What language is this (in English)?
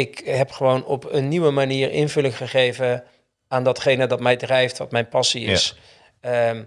Dutch